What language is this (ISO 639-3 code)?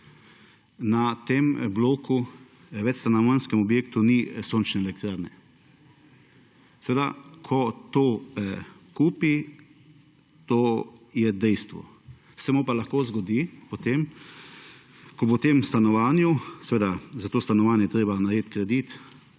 slv